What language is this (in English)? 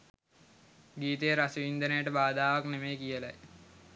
Sinhala